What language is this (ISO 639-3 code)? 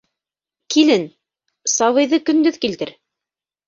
bak